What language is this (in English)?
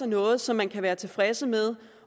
Danish